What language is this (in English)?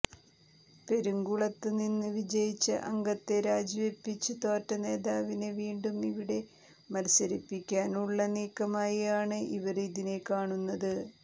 Malayalam